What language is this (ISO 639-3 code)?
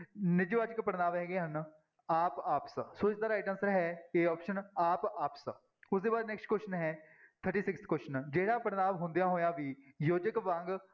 pan